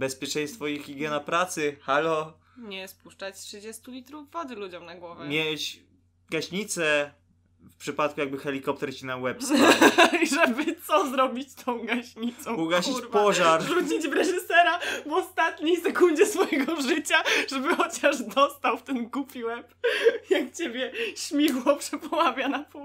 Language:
Polish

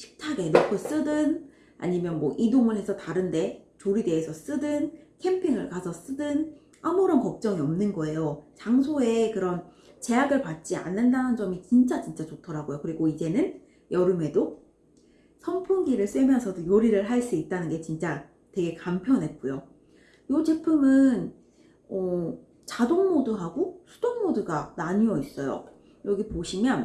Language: Korean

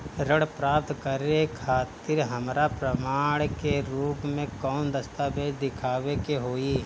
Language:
Bhojpuri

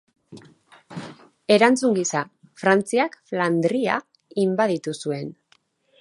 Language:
Basque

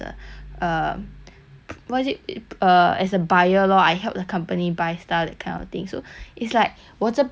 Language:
English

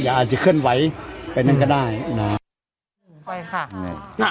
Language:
Thai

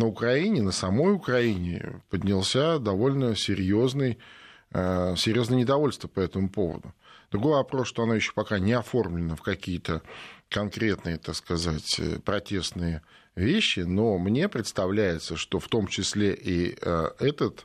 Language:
Russian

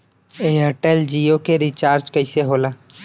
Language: Bhojpuri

